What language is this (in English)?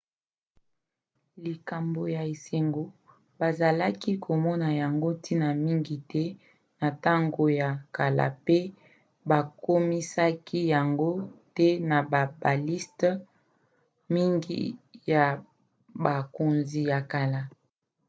Lingala